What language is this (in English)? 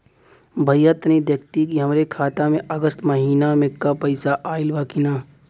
Bhojpuri